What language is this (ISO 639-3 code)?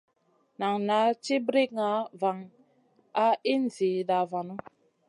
mcn